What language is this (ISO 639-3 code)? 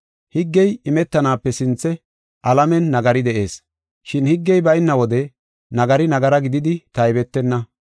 gof